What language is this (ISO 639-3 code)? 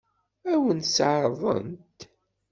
kab